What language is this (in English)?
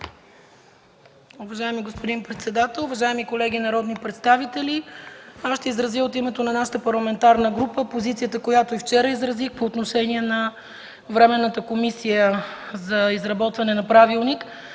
Bulgarian